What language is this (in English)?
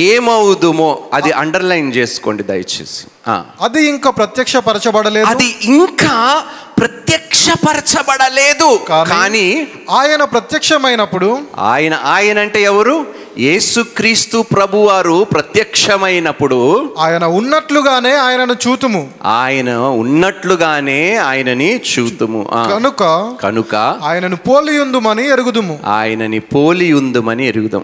Telugu